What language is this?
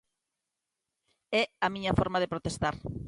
Galician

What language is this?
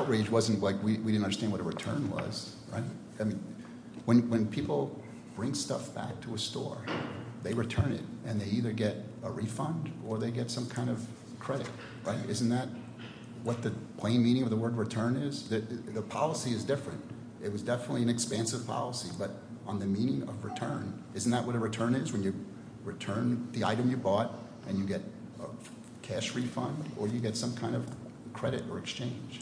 English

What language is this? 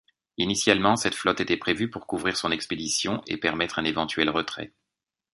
French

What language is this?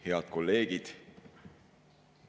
Estonian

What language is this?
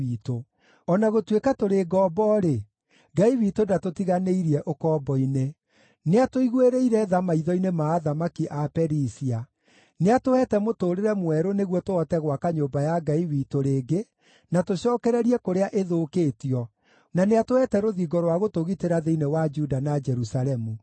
Kikuyu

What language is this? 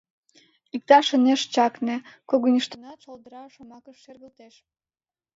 Mari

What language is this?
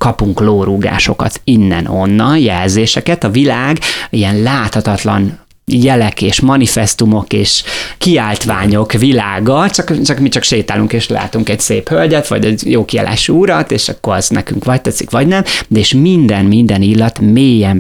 Hungarian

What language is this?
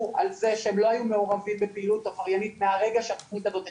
Hebrew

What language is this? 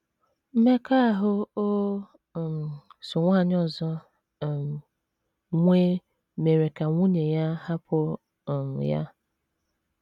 Igbo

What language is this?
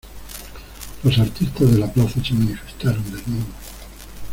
Spanish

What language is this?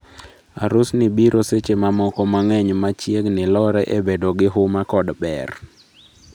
Luo (Kenya and Tanzania)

